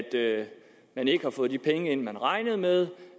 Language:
Danish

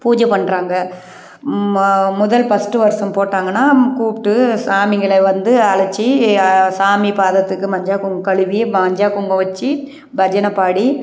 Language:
Tamil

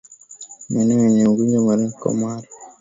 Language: Swahili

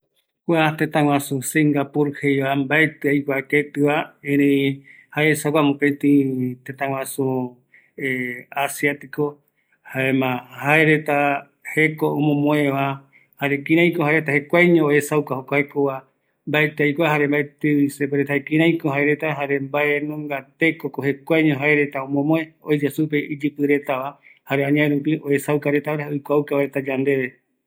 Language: Eastern Bolivian Guaraní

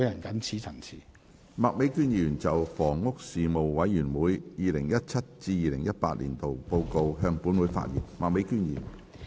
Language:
Cantonese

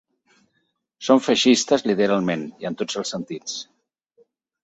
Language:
Catalan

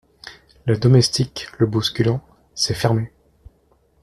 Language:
French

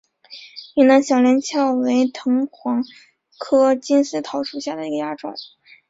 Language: Chinese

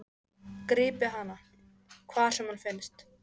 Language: Icelandic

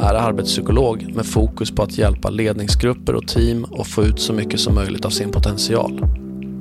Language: Swedish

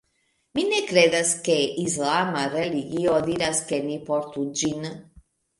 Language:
Esperanto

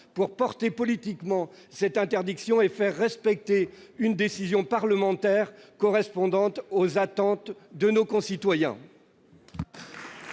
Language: French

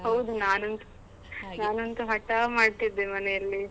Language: Kannada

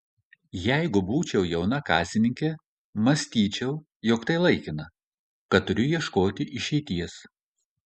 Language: Lithuanian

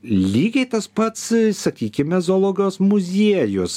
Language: Lithuanian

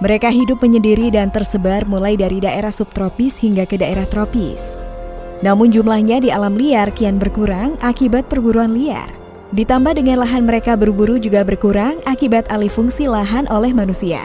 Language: Indonesian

